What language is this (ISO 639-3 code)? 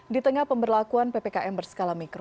ind